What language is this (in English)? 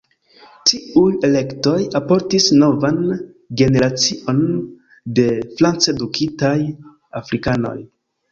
Esperanto